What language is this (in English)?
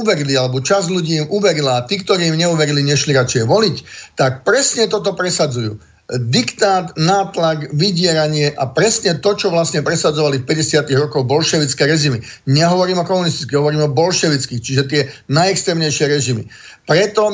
Slovak